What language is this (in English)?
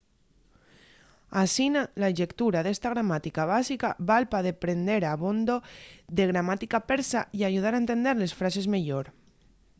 Asturian